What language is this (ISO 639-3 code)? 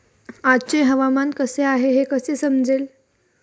mar